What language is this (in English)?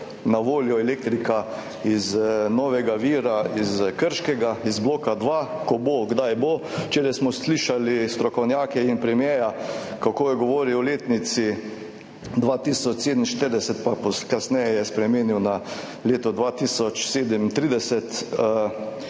Slovenian